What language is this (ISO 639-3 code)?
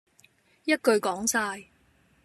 yue